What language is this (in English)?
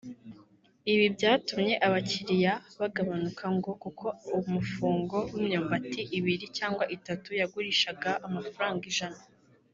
Kinyarwanda